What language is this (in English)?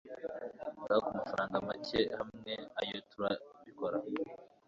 Kinyarwanda